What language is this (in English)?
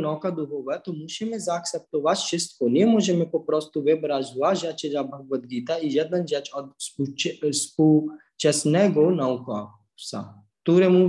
Polish